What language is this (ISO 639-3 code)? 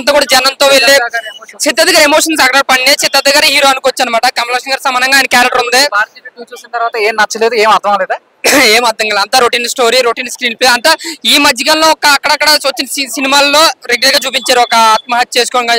tel